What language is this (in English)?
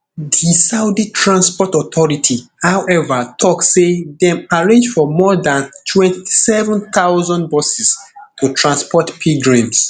Nigerian Pidgin